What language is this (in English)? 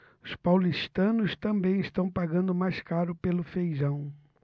Portuguese